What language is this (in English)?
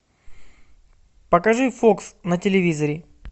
Russian